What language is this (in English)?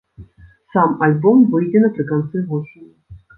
Belarusian